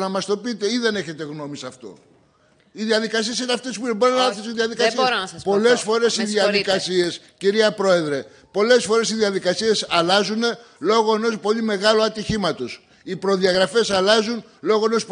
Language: Greek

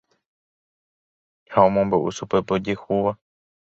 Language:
Guarani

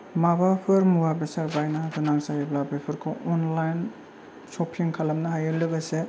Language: Bodo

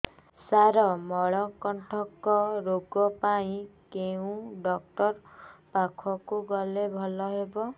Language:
Odia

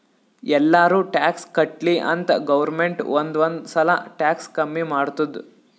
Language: Kannada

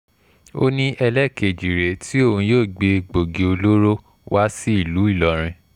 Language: Yoruba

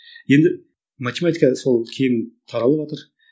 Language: Kazakh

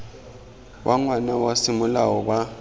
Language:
Tswana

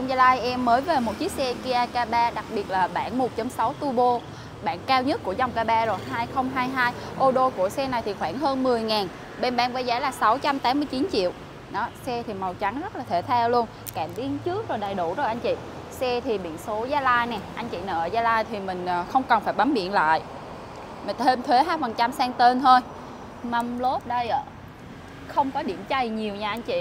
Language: Vietnamese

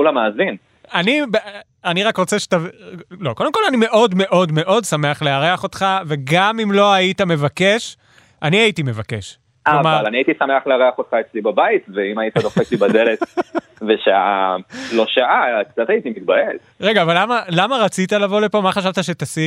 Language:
Hebrew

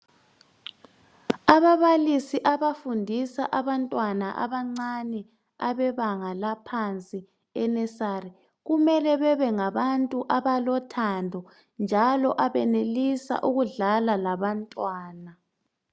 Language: North Ndebele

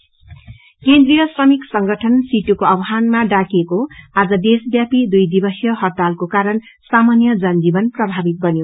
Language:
Nepali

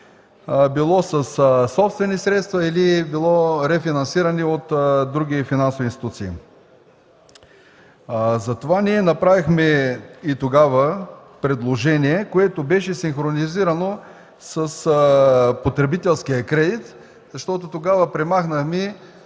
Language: Bulgarian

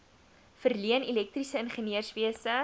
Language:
Afrikaans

